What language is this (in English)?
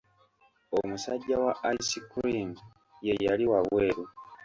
Ganda